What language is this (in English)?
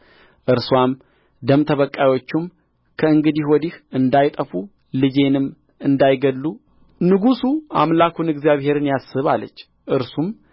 Amharic